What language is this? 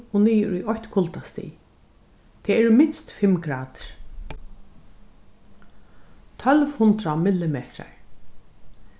Faroese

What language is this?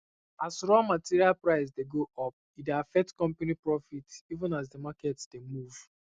Nigerian Pidgin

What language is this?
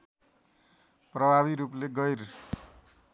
Nepali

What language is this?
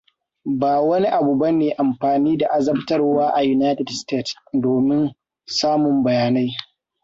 Hausa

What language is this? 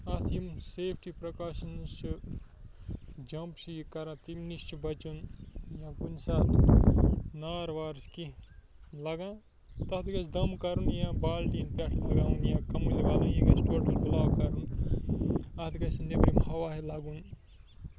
Kashmiri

